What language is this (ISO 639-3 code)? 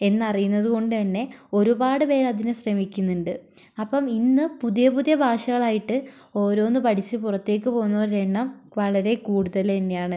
mal